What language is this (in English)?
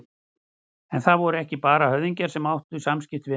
Icelandic